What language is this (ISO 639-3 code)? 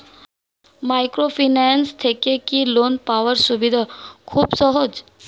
ben